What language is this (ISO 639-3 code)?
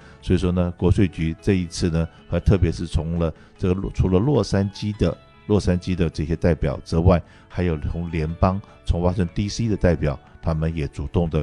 zho